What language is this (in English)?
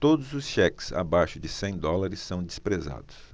Portuguese